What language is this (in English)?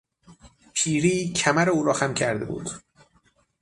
Persian